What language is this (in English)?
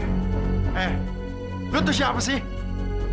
Indonesian